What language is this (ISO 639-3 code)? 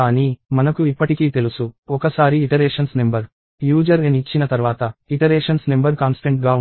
tel